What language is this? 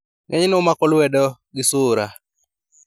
Luo (Kenya and Tanzania)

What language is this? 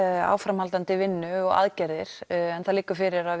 Icelandic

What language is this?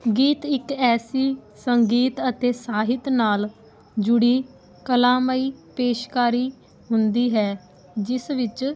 Punjabi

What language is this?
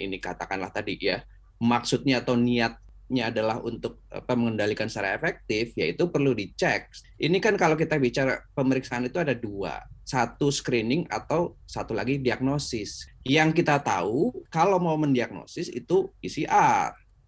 Indonesian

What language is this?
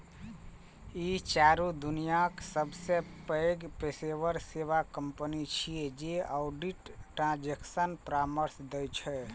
Maithili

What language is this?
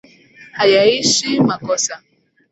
Swahili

